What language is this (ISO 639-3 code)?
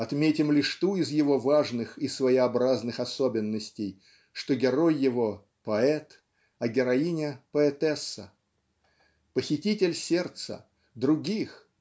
rus